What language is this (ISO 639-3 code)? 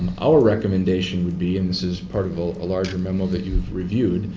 eng